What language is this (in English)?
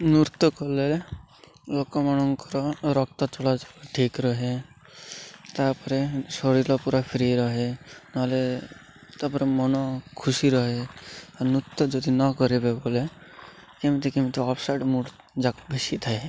Odia